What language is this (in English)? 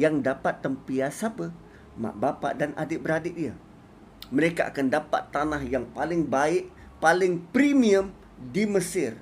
Malay